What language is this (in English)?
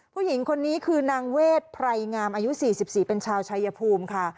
Thai